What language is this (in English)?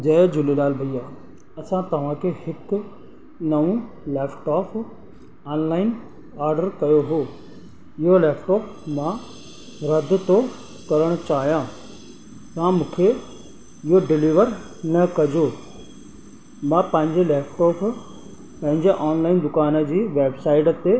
Sindhi